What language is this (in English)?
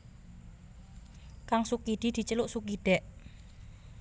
Javanese